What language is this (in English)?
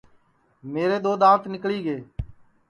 Sansi